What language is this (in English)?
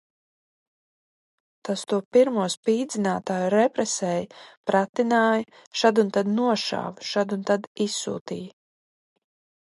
Latvian